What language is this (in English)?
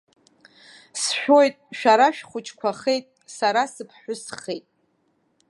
Abkhazian